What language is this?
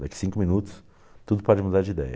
Portuguese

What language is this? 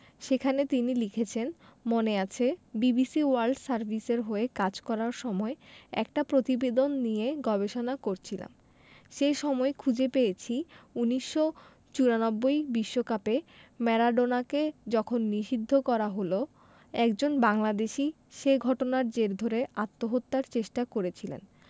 Bangla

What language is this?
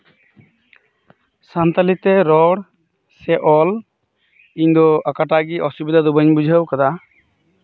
Santali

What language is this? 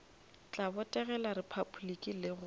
Northern Sotho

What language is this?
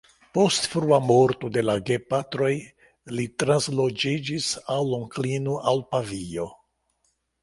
Esperanto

